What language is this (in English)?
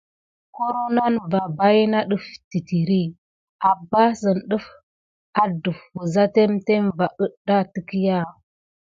Gidar